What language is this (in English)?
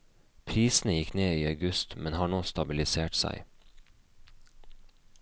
Norwegian